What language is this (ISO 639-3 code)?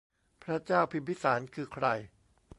tha